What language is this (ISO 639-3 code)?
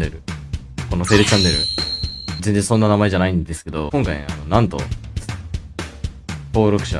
jpn